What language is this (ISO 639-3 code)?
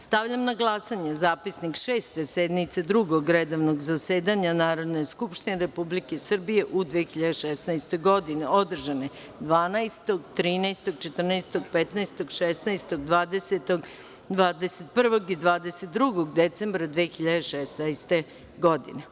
srp